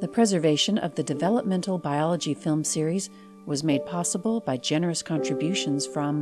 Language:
English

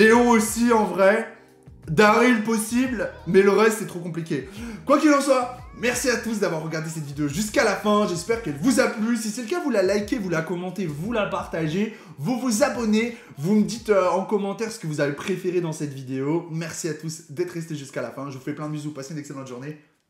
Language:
French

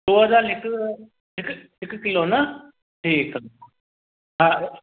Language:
Sindhi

